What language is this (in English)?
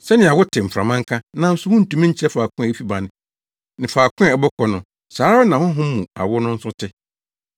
Akan